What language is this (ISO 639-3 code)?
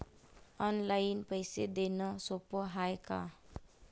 mar